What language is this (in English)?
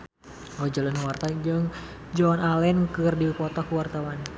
Sundanese